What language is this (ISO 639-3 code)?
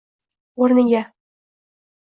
uzb